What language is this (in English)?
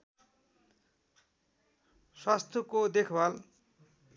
Nepali